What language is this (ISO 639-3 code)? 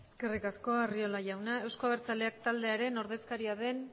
eus